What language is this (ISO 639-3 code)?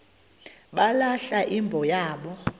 xho